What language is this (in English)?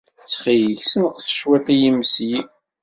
Kabyle